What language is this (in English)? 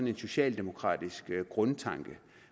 Danish